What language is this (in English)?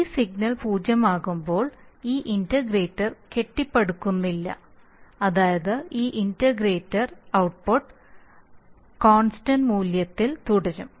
Malayalam